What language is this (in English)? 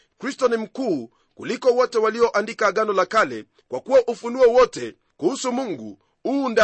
Swahili